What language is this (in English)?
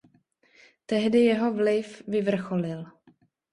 Czech